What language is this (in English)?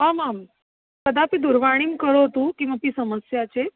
Sanskrit